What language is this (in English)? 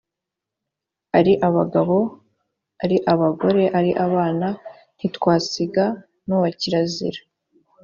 Kinyarwanda